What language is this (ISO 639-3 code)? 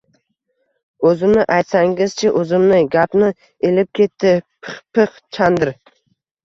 uzb